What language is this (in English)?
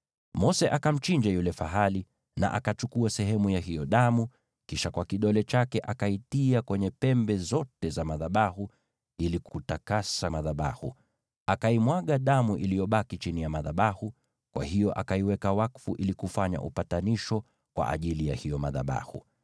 Swahili